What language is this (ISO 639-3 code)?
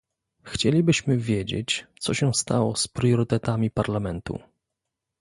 pol